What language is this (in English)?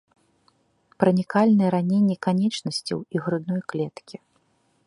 Belarusian